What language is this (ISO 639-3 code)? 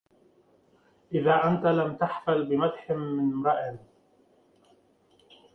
ara